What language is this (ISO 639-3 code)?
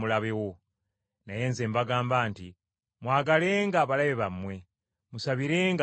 lug